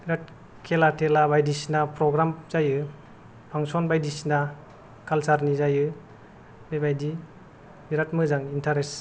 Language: Bodo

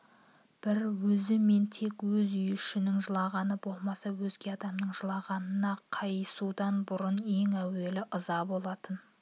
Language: Kazakh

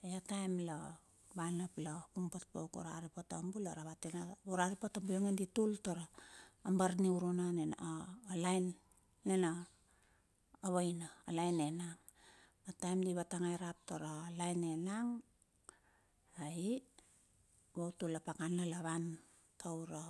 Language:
Bilur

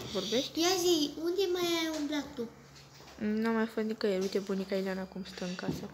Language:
Romanian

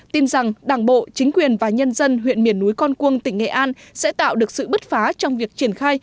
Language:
Vietnamese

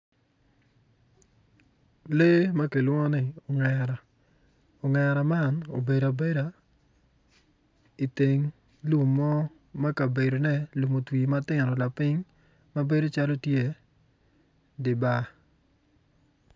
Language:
Acoli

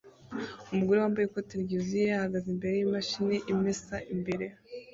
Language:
Kinyarwanda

